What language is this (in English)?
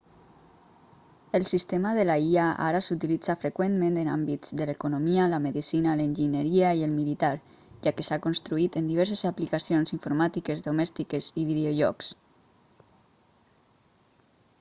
Catalan